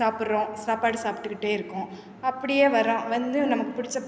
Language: Tamil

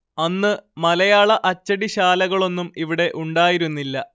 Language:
Malayalam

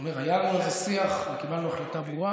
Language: Hebrew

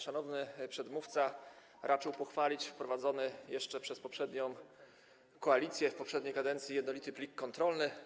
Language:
Polish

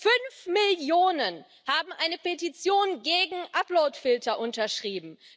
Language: German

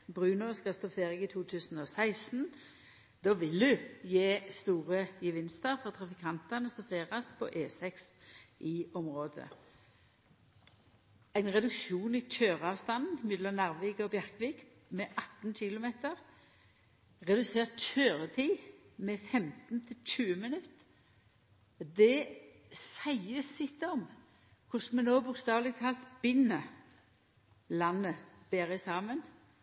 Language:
Norwegian Nynorsk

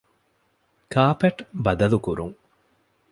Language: Divehi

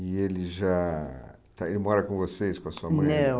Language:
Portuguese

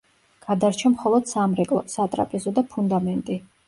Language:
Georgian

